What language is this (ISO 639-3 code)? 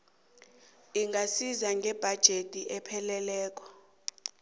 nbl